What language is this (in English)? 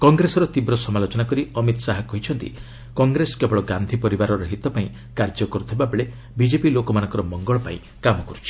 Odia